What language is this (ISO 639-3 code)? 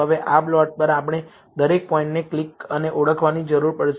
guj